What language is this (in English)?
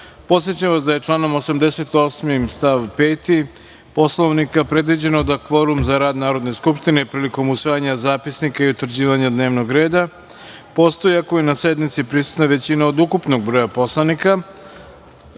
Serbian